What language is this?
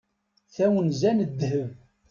Kabyle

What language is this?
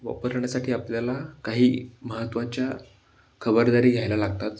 Marathi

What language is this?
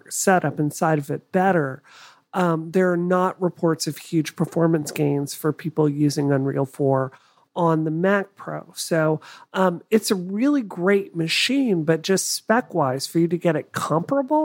English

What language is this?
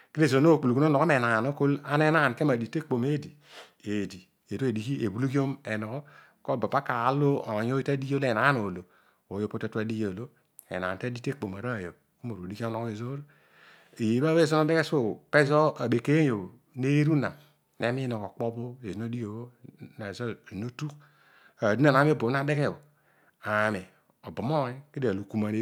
Odual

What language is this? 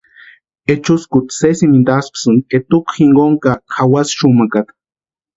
Western Highland Purepecha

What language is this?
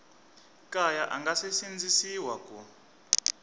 Tsonga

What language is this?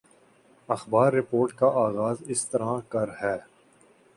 Urdu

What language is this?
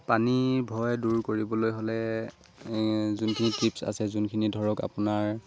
Assamese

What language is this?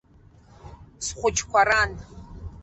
Abkhazian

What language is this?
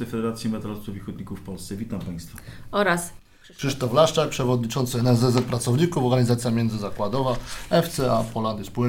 Polish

